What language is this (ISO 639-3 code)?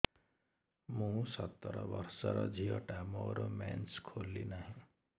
ori